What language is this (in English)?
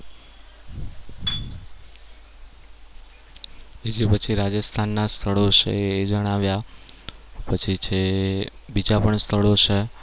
Gujarati